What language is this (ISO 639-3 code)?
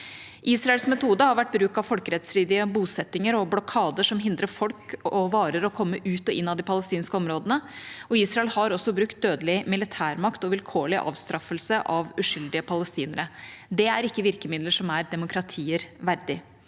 nor